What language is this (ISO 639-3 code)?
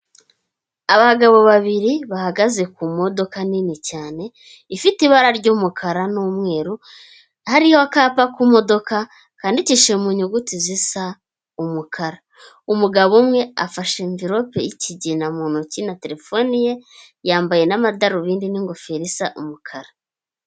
kin